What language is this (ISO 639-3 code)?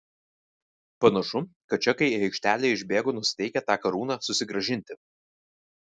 lit